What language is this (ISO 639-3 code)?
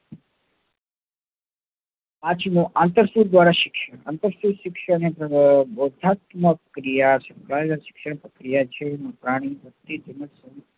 guj